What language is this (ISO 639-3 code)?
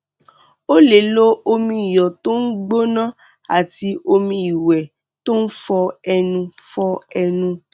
yor